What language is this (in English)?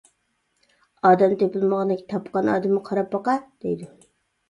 Uyghur